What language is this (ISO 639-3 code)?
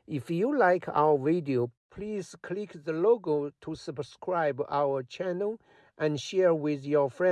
eng